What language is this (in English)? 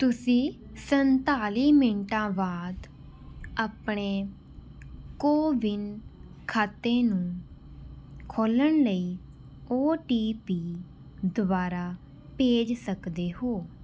Punjabi